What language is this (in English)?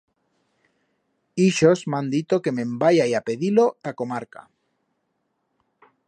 Aragonese